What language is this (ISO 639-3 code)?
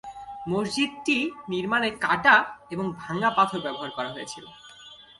ben